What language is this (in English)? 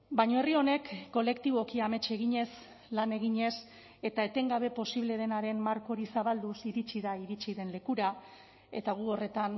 Basque